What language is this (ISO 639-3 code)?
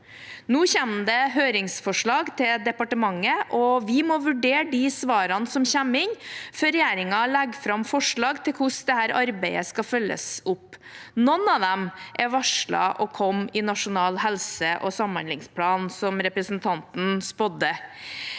nor